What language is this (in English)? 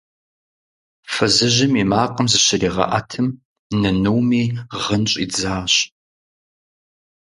Kabardian